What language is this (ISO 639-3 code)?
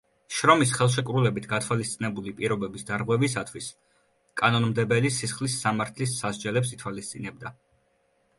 kat